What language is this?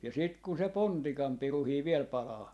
Finnish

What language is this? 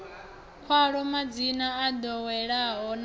Venda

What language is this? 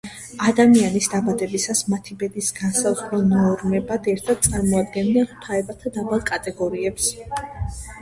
Georgian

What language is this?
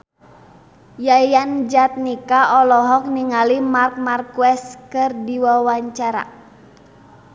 Sundanese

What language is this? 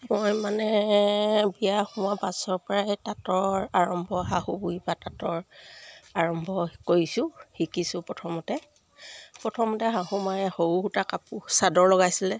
Assamese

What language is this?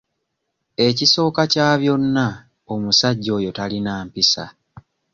Ganda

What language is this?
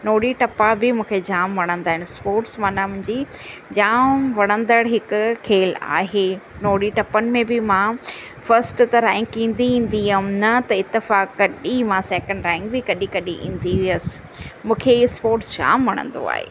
Sindhi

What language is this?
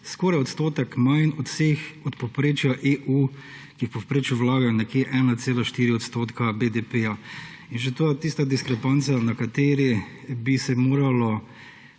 Slovenian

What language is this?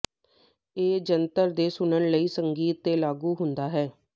Punjabi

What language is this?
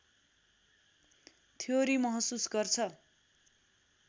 Nepali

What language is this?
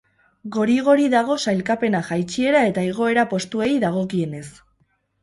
Basque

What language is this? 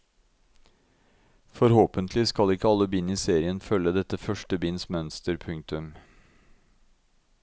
Norwegian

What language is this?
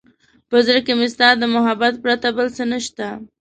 Pashto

